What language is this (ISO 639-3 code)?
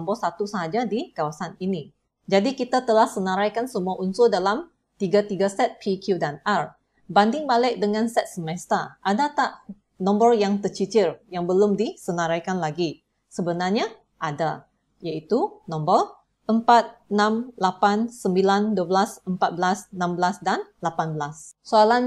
msa